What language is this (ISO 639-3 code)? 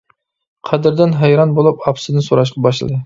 uig